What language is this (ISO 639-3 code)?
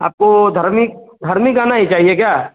hin